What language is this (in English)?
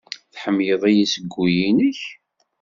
Kabyle